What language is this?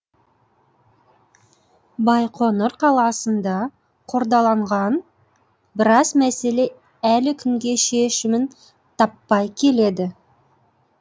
Kazakh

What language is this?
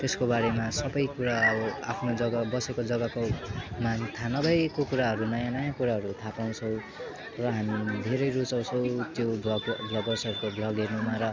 Nepali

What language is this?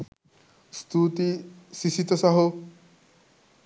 Sinhala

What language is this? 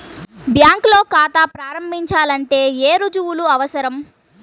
Telugu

